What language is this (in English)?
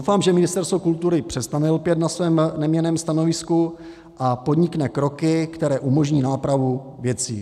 Czech